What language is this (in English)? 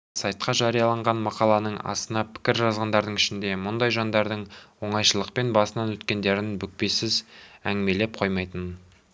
Kazakh